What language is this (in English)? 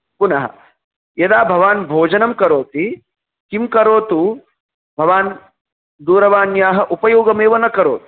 Sanskrit